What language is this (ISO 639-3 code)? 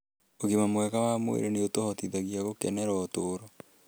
kik